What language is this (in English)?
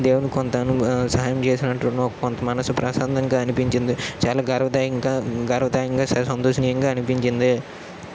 Telugu